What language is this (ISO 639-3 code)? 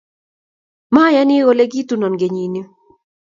kln